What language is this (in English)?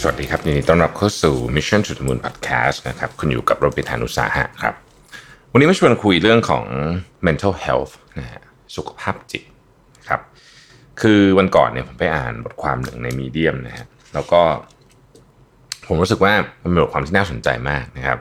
Thai